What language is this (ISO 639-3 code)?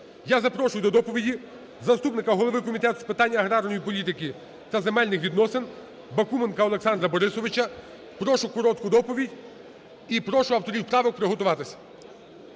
ukr